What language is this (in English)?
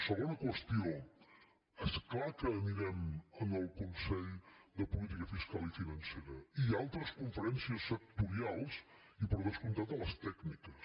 Catalan